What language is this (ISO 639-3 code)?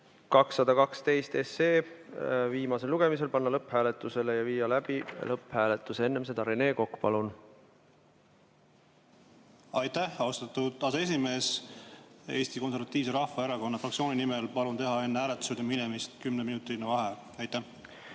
est